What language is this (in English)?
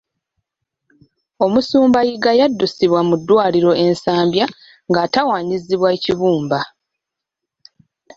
Ganda